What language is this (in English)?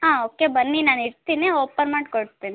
Kannada